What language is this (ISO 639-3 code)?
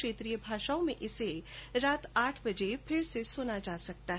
hin